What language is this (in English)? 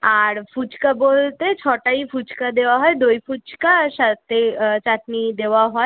Bangla